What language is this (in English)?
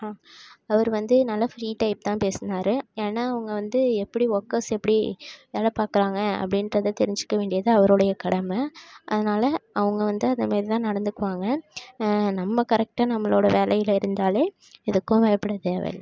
Tamil